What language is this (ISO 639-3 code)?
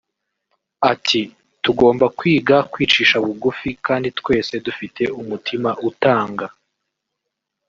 kin